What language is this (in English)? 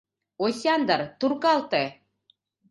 Mari